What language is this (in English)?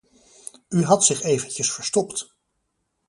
Dutch